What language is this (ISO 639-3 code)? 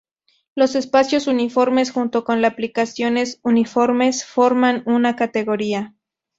spa